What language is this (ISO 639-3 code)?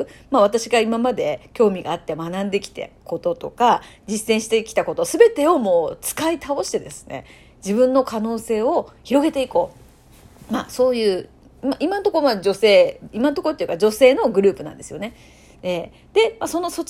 jpn